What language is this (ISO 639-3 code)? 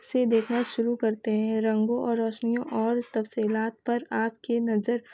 urd